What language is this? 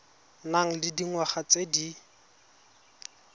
Tswana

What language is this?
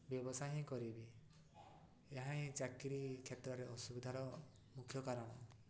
Odia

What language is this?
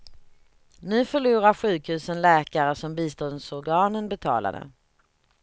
Swedish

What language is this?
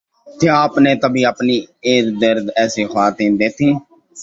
Urdu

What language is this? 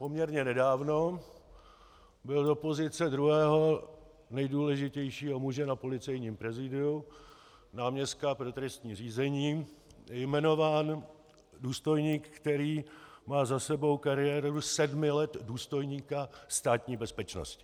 Czech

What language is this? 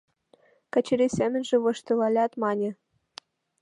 Mari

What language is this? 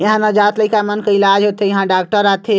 Chhattisgarhi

